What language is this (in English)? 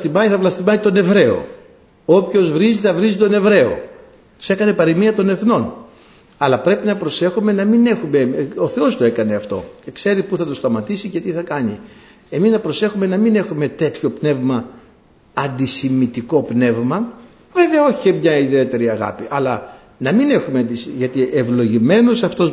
Greek